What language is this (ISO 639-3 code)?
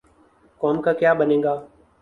urd